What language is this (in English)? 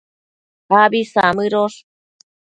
Matsés